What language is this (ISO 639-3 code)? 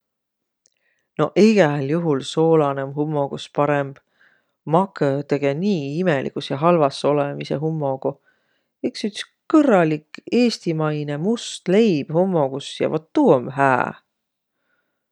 vro